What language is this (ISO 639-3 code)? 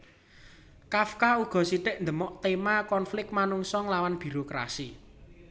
jav